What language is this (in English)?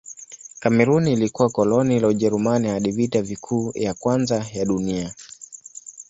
Swahili